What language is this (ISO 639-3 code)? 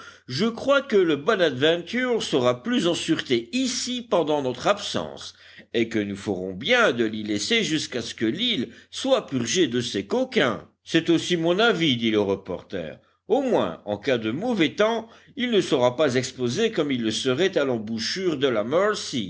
fra